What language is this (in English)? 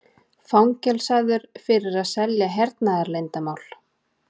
Icelandic